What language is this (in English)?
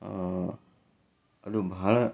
Kannada